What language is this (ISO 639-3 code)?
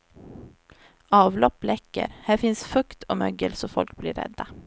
swe